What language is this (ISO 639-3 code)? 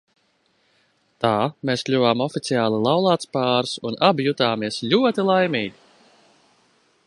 lav